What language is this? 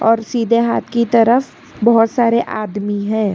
Hindi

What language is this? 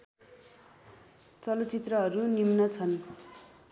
Nepali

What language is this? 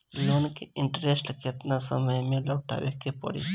Bhojpuri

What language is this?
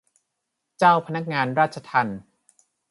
Thai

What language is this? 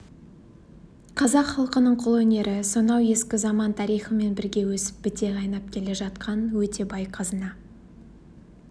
Kazakh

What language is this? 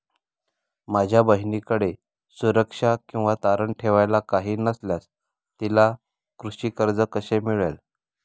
Marathi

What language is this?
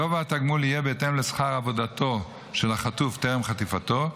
Hebrew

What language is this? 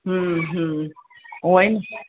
Sindhi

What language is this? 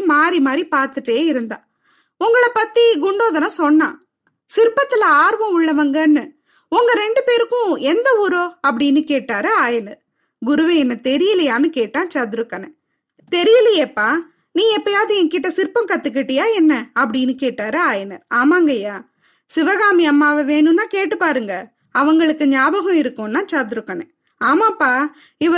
Tamil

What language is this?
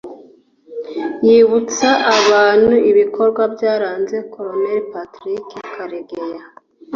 Kinyarwanda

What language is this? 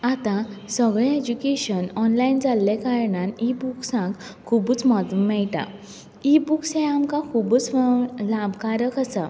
Konkani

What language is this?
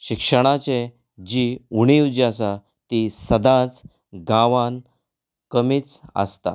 Konkani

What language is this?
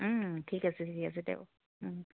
Assamese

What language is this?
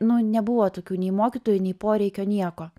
Lithuanian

